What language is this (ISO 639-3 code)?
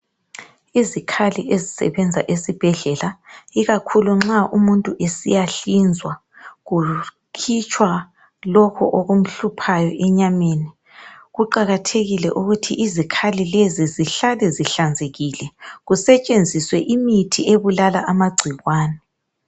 nde